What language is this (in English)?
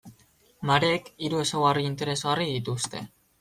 Basque